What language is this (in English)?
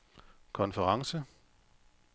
Danish